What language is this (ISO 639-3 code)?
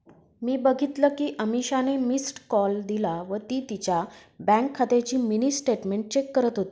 mar